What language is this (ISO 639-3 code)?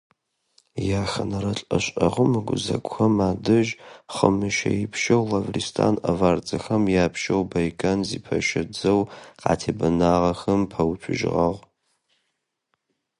ady